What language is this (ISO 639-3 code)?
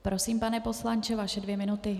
ces